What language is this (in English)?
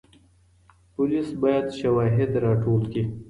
Pashto